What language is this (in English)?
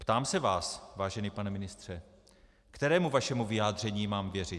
Czech